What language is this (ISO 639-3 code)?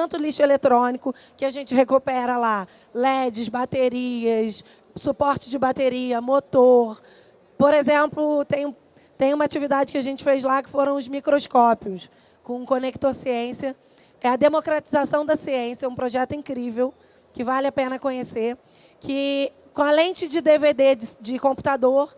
por